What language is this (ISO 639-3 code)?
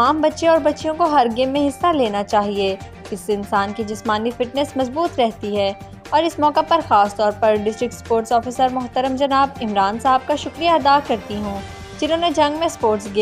eng